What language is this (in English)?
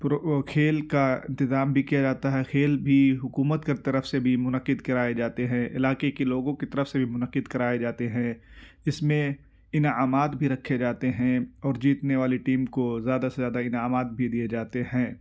Urdu